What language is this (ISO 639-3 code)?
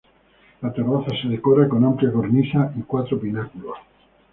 spa